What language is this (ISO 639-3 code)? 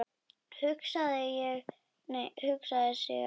isl